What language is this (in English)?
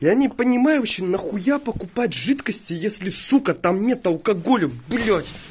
Russian